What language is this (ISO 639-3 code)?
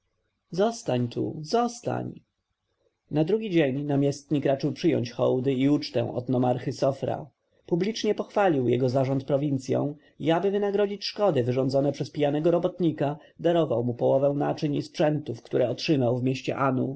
pol